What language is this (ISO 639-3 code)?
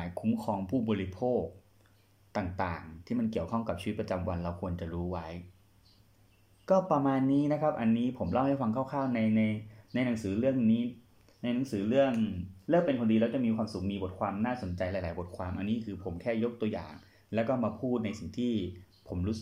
tha